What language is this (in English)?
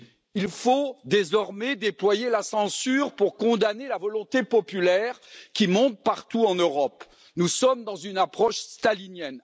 French